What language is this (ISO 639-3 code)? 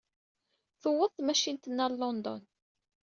kab